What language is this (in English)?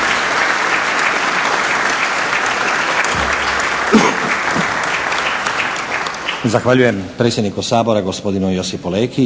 Croatian